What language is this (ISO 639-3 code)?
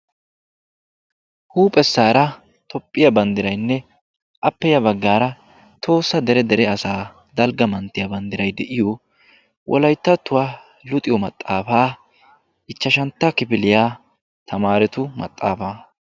wal